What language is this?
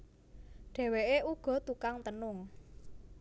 Javanese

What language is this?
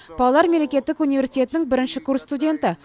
Kazakh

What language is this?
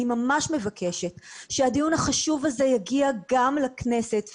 Hebrew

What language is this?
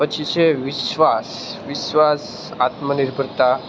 Gujarati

